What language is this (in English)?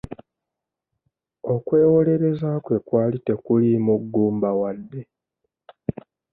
Ganda